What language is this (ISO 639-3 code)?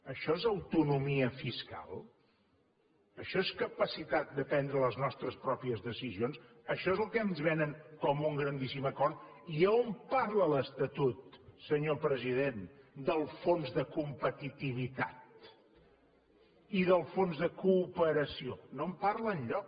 cat